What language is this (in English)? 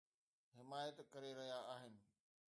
Sindhi